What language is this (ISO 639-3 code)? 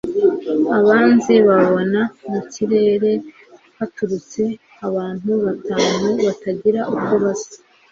kin